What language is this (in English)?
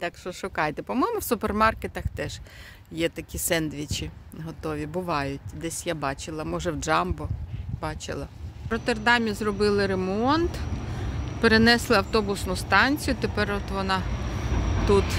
Ukrainian